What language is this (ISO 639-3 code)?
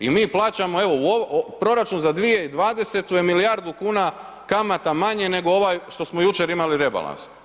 hrv